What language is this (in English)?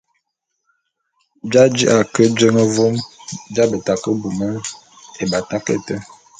Bulu